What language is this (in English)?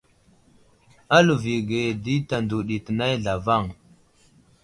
Wuzlam